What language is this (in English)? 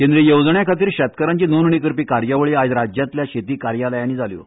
Konkani